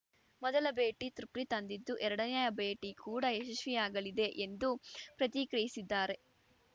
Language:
Kannada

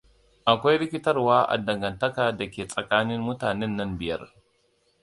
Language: Hausa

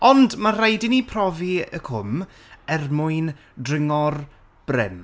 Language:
Welsh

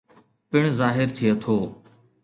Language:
Sindhi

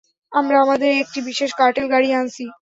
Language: Bangla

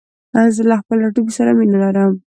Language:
Pashto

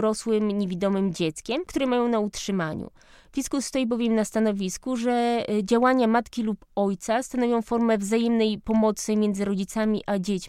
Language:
Polish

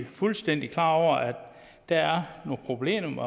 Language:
Danish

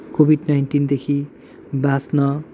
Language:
Nepali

